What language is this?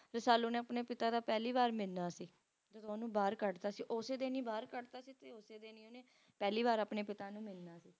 Punjabi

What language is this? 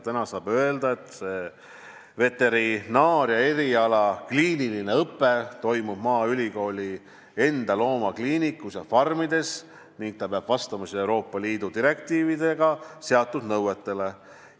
Estonian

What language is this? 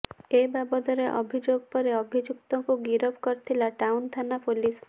Odia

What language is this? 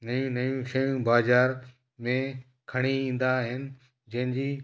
Sindhi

